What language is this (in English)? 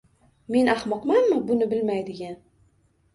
Uzbek